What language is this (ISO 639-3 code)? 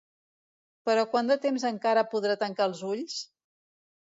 cat